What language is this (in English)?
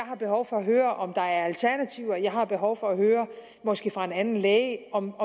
Danish